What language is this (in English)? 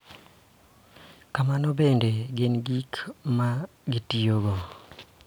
Luo (Kenya and Tanzania)